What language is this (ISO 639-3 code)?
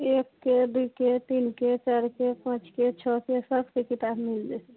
mai